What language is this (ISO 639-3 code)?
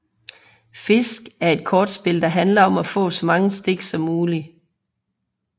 dan